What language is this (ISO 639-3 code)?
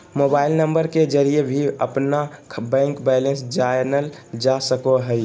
mag